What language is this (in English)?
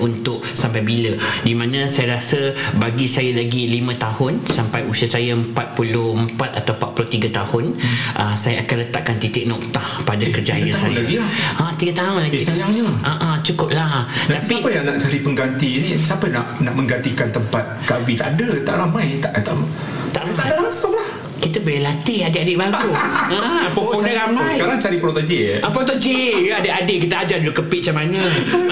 Malay